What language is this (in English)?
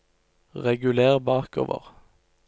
Norwegian